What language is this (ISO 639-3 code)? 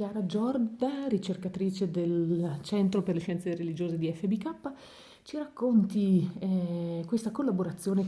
ita